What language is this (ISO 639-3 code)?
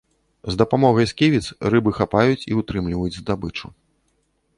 bel